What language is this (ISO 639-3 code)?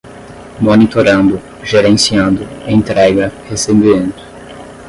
por